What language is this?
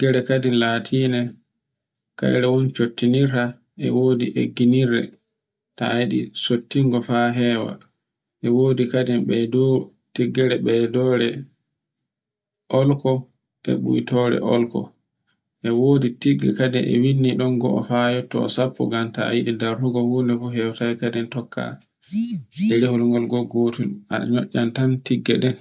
Borgu Fulfulde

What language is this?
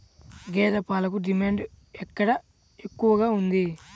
Telugu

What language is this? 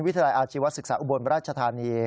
Thai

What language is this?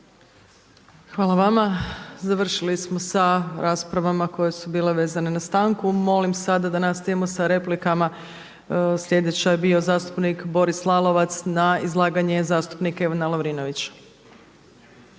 Croatian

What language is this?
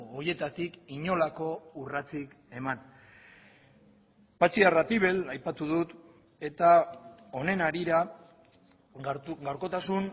Basque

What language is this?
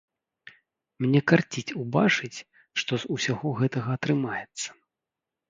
Belarusian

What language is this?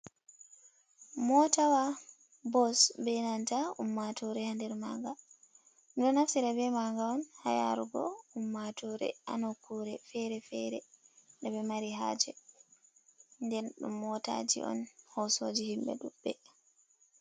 Fula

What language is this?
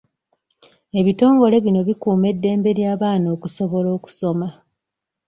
Ganda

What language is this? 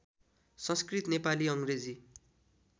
Nepali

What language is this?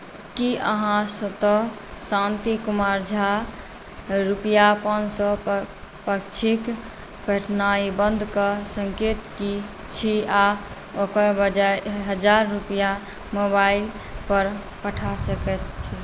Maithili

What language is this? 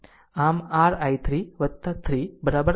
Gujarati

